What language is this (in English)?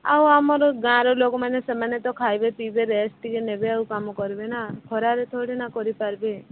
Odia